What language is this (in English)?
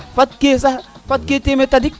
Serer